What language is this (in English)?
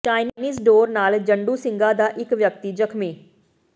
Punjabi